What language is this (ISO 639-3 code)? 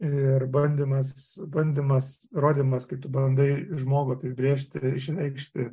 lit